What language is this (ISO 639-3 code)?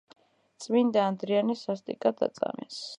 kat